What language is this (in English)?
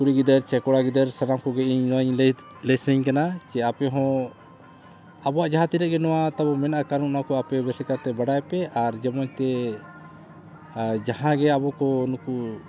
Santali